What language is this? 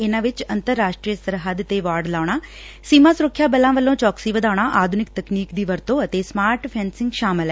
Punjabi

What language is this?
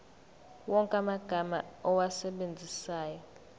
Zulu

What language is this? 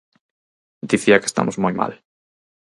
Galician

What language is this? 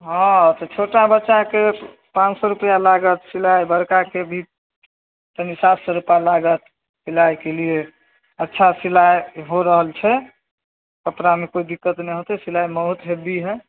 Maithili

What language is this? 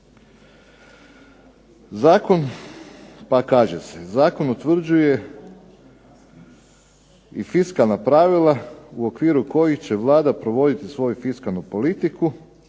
Croatian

